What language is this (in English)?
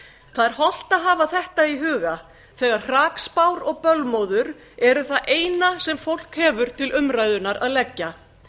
Icelandic